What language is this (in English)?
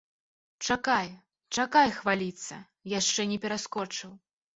Belarusian